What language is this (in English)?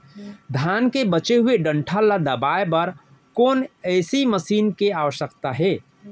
Chhattisgarhi